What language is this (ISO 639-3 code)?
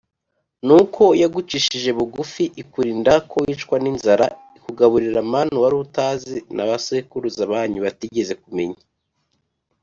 kin